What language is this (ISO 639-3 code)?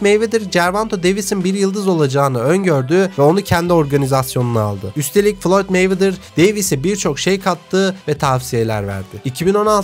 tur